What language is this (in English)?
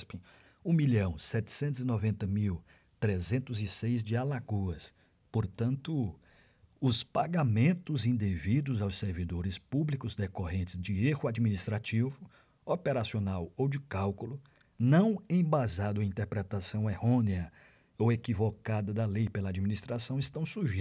Portuguese